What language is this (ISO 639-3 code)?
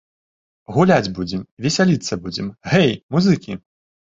bel